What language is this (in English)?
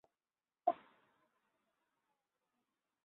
Bangla